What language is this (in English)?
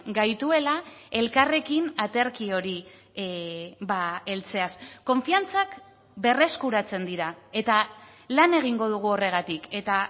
Basque